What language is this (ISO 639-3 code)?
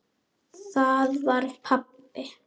isl